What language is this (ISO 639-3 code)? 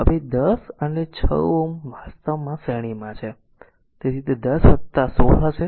guj